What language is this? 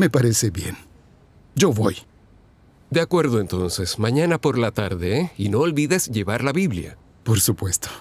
Spanish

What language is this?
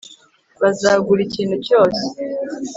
Kinyarwanda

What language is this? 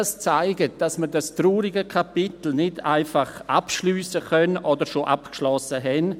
Swiss German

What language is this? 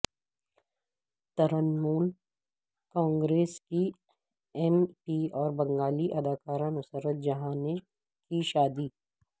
Urdu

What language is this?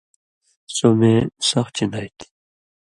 Indus Kohistani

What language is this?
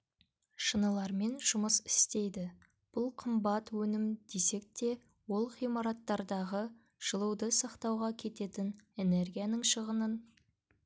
Kazakh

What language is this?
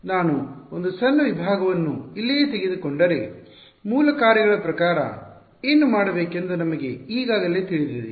Kannada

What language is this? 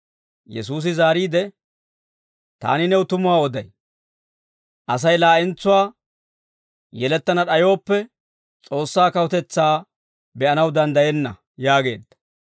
Dawro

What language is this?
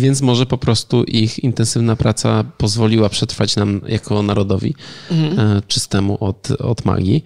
Polish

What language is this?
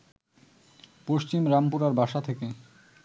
Bangla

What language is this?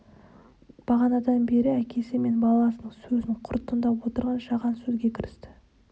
Kazakh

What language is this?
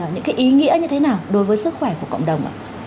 Vietnamese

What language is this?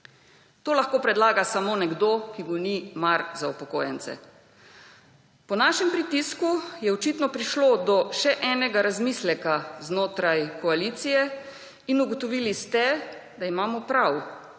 Slovenian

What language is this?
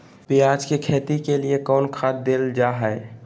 Magahi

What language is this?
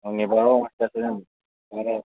Kashmiri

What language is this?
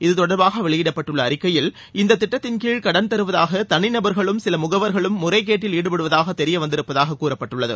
Tamil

